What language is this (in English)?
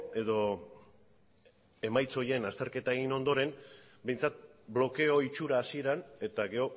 Basque